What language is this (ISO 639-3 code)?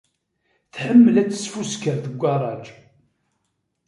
kab